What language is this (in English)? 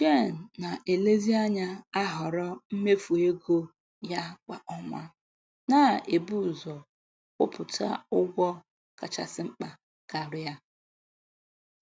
Igbo